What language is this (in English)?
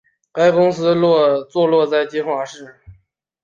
Chinese